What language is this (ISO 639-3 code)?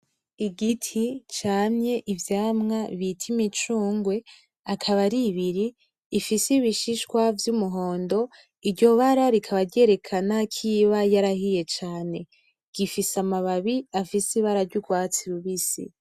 run